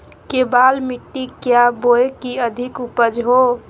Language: Magahi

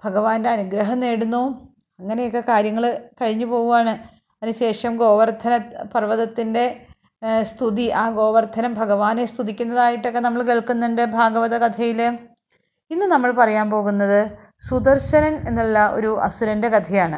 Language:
Malayalam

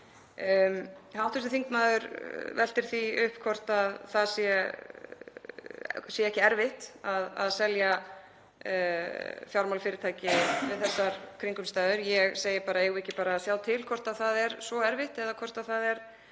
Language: Icelandic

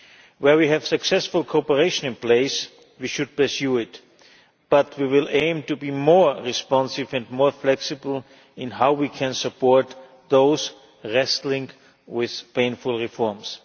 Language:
English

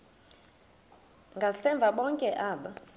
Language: Xhosa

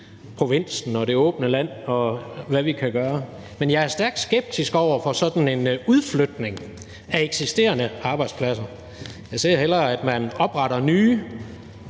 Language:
Danish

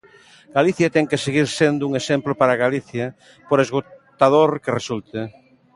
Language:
Galician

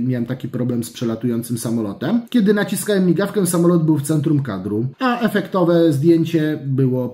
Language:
Polish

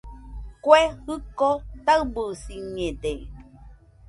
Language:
Nüpode Huitoto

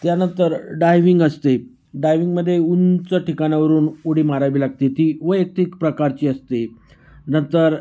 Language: Marathi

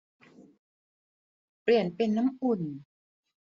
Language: Thai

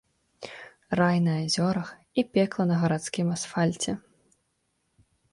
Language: Belarusian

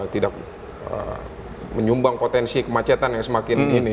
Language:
Indonesian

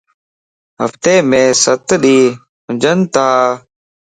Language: Lasi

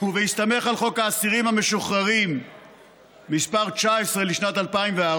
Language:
Hebrew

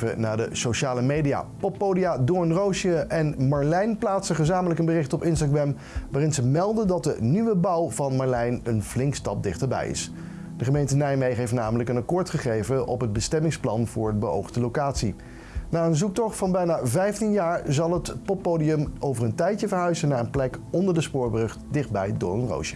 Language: Dutch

